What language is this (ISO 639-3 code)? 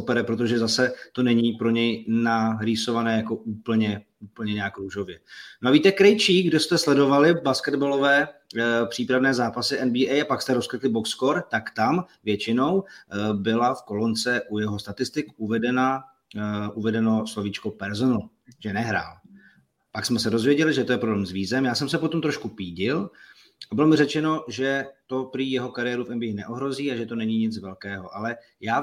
ces